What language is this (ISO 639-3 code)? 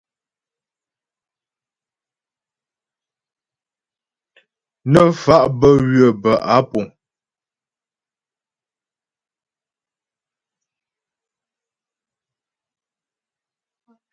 bbj